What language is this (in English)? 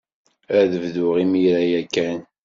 Kabyle